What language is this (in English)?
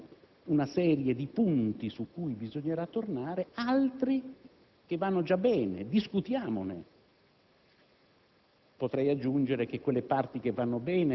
Italian